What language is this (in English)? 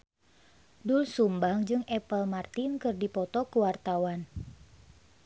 Sundanese